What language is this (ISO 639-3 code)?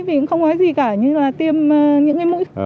vie